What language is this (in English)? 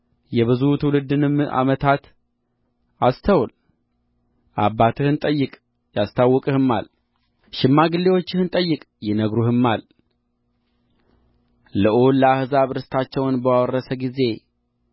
Amharic